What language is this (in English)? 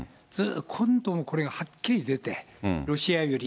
Japanese